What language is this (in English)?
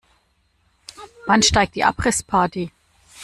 German